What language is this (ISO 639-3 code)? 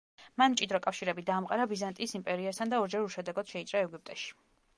kat